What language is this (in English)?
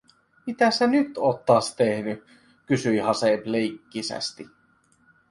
Finnish